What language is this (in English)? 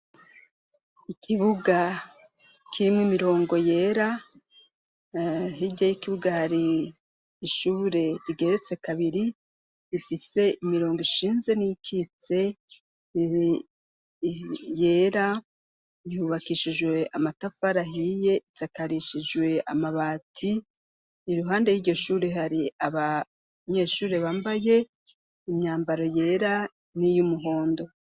Rundi